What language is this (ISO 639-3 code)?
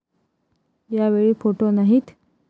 mar